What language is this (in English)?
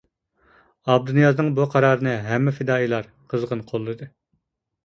Uyghur